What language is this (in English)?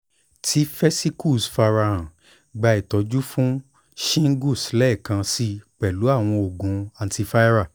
Yoruba